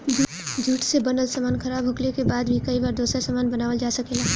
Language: Bhojpuri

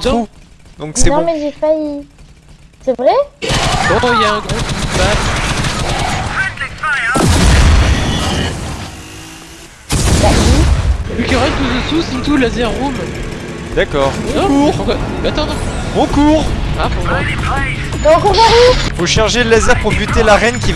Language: French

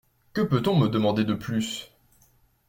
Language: French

